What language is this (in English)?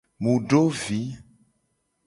Gen